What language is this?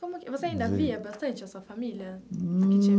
Portuguese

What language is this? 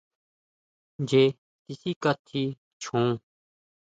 Huautla Mazatec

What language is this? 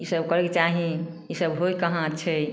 Maithili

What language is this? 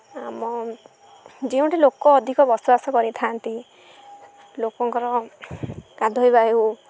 Odia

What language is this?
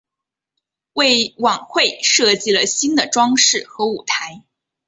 Chinese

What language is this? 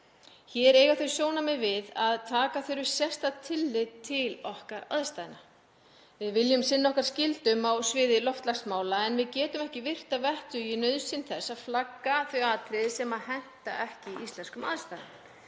Icelandic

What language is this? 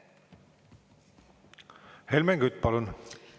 Estonian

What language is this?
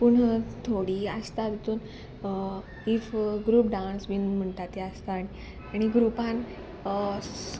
Konkani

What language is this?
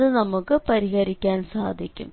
Malayalam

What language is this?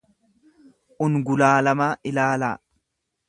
Oromo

